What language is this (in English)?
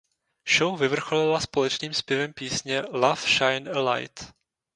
Czech